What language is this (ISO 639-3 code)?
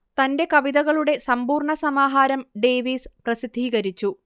mal